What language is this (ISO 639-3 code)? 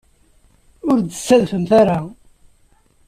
kab